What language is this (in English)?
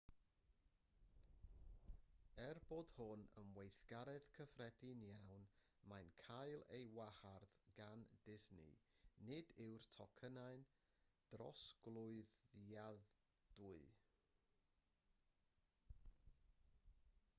Welsh